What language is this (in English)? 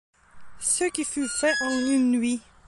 French